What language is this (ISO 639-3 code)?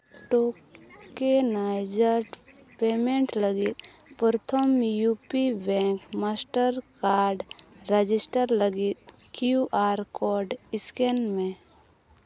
sat